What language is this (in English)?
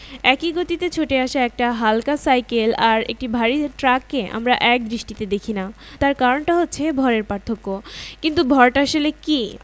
Bangla